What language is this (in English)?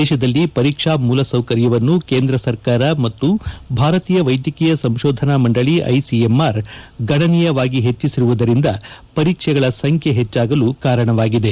Kannada